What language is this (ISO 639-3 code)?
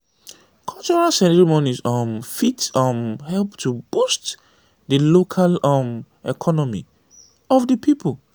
pcm